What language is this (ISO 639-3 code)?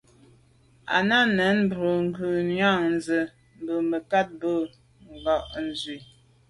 byv